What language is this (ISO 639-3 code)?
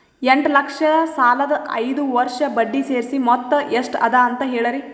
kan